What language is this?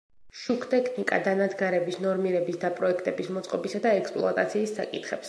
Georgian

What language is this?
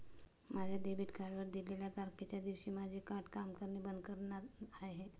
Marathi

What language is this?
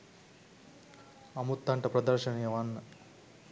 Sinhala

